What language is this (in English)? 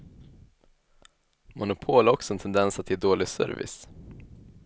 Swedish